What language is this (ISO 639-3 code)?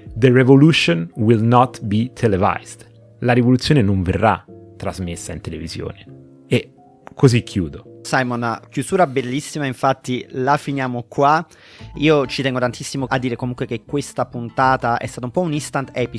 ita